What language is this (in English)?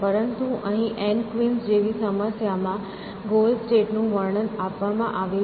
Gujarati